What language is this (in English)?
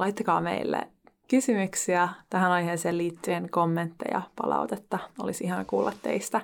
Finnish